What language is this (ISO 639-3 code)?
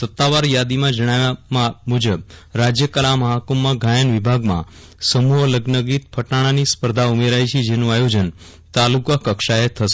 guj